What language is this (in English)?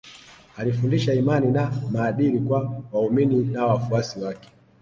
Swahili